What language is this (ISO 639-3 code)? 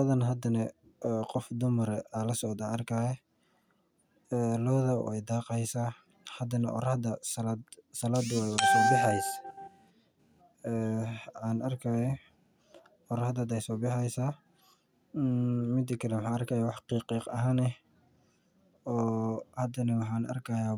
som